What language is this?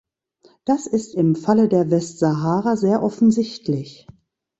German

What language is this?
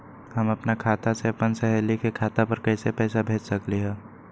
Magahi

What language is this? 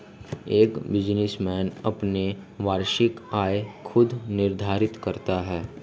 Hindi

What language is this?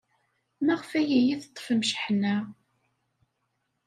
Kabyle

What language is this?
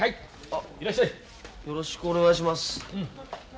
Japanese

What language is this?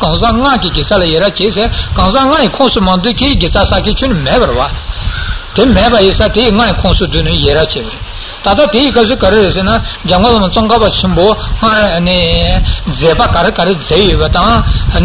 Italian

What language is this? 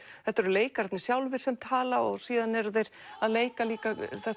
Icelandic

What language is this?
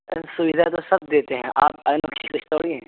Urdu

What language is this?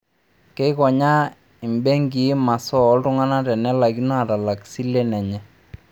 Masai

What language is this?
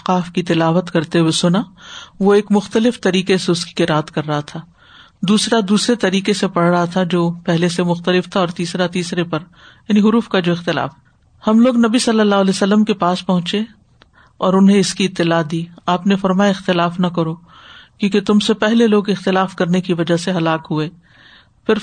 Urdu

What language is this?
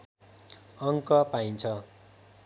Nepali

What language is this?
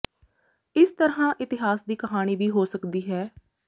Punjabi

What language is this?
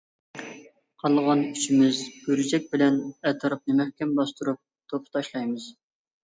Uyghur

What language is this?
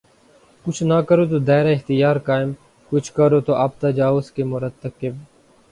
Urdu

